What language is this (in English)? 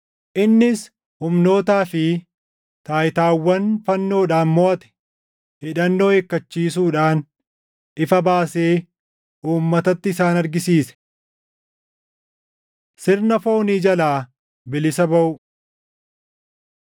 Oromo